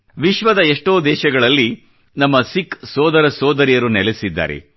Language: Kannada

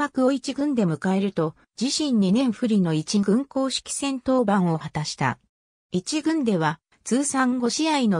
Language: Japanese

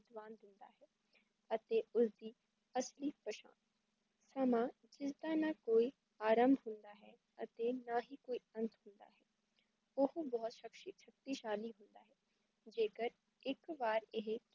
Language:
Punjabi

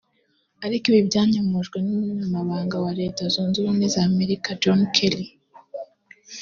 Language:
Kinyarwanda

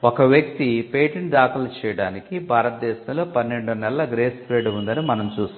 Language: Telugu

